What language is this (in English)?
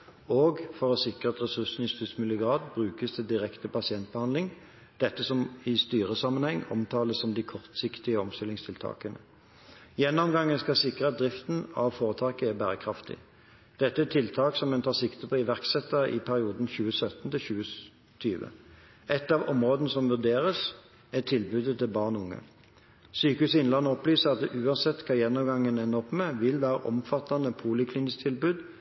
Norwegian Bokmål